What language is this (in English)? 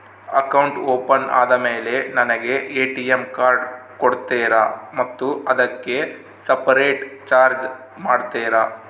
Kannada